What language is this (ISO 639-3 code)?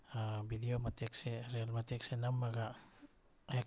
mni